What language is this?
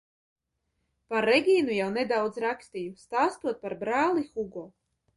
Latvian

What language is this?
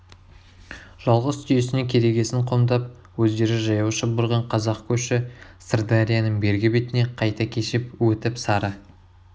Kazakh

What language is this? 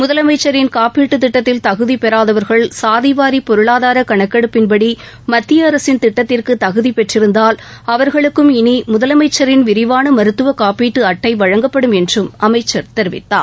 Tamil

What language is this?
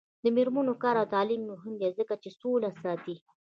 Pashto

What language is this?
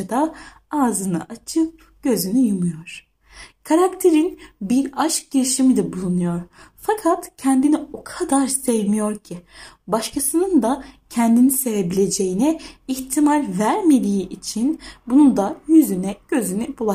Turkish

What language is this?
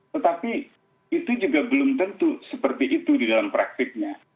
Indonesian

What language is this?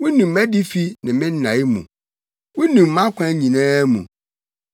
Akan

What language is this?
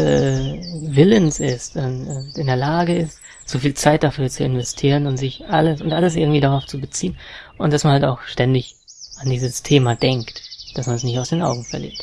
German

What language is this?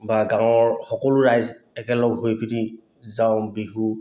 Assamese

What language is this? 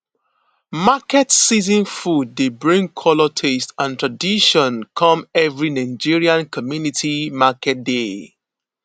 Nigerian Pidgin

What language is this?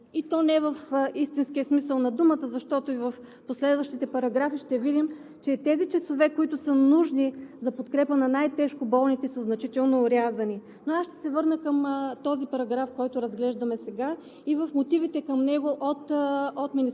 Bulgarian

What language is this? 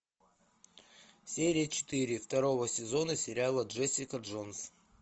Russian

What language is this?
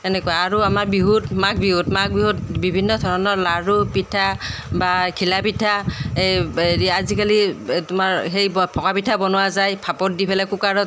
Assamese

